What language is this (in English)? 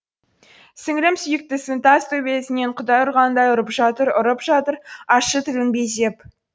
Kazakh